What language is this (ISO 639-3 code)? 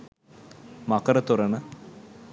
sin